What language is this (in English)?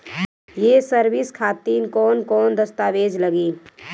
Bhojpuri